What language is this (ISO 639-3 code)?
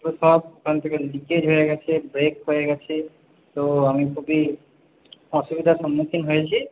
ben